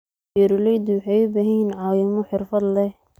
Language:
Somali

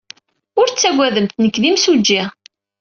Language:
Kabyle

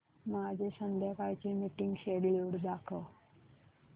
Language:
Marathi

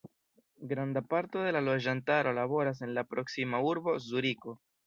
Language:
Esperanto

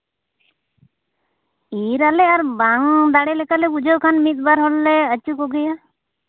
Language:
Santali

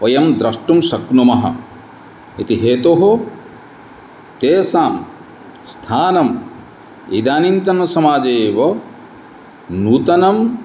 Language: Sanskrit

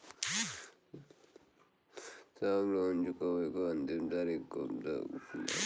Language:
Bhojpuri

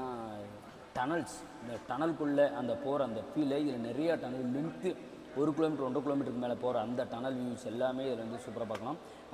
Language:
Korean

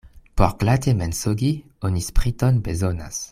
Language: Esperanto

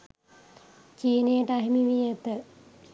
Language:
Sinhala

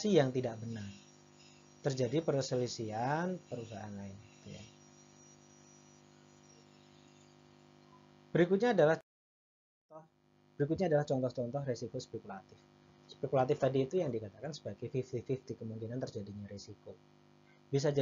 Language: Indonesian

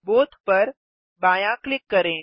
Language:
Hindi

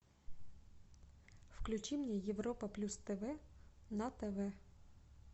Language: Russian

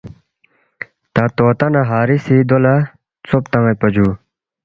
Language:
Balti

